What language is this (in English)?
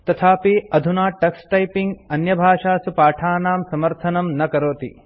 Sanskrit